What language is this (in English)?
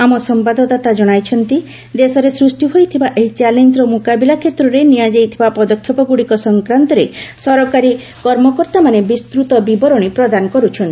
Odia